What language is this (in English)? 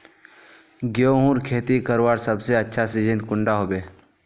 Magahi